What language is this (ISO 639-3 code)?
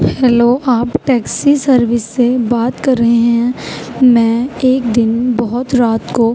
urd